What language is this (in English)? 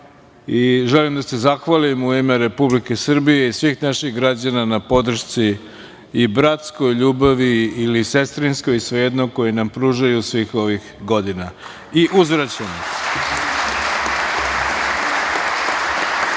Serbian